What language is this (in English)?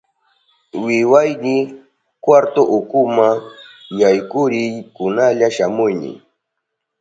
Southern Pastaza Quechua